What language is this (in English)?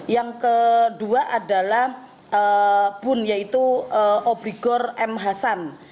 Indonesian